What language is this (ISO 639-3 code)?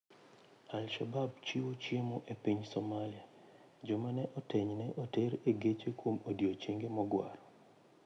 luo